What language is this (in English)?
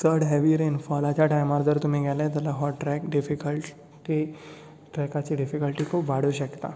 Konkani